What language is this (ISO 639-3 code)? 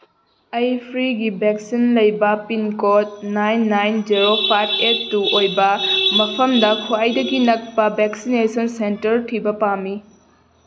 mni